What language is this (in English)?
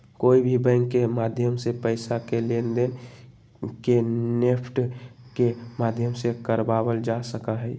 Magahi